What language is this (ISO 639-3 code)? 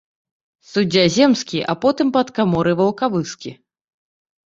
bel